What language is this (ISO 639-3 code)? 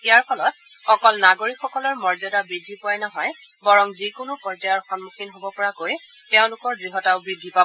asm